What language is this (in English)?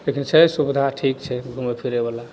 Maithili